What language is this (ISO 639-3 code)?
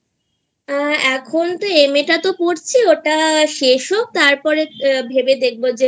ben